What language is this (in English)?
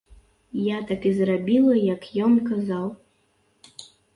Belarusian